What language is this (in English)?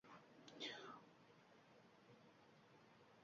Uzbek